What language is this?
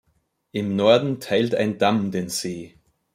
German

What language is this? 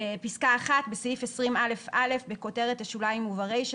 Hebrew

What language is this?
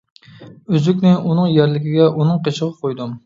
Uyghur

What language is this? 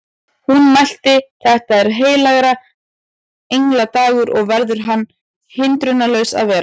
Icelandic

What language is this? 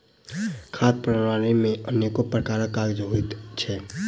Maithili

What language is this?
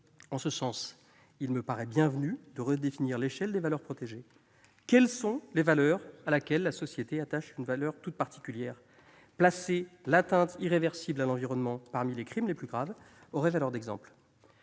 French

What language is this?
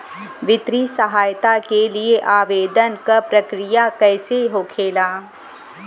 Bhojpuri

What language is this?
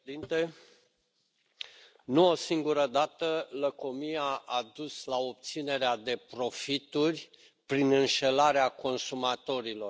Romanian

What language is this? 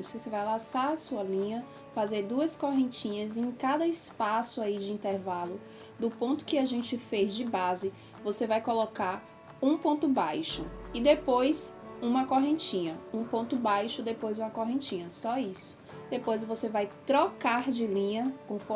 Portuguese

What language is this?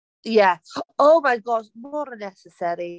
Welsh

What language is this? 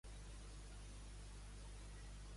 Catalan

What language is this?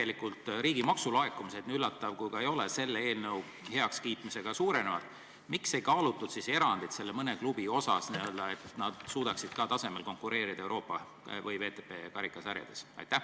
Estonian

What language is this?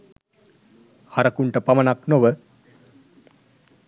Sinhala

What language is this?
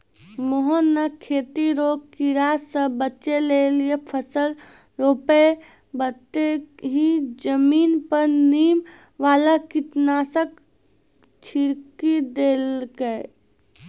Maithili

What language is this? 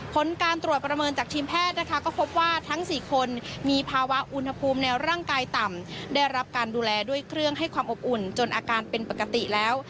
Thai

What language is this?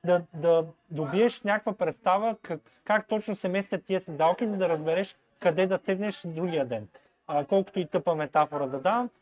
Bulgarian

